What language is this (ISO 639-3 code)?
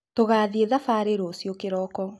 kik